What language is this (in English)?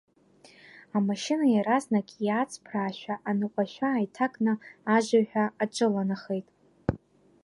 Abkhazian